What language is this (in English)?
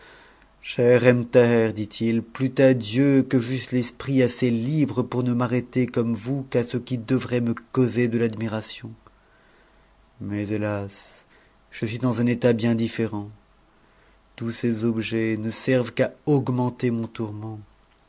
French